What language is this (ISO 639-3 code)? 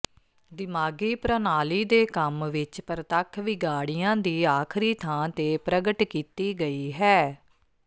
pan